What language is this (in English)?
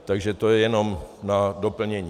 Czech